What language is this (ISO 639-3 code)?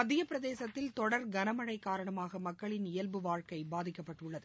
tam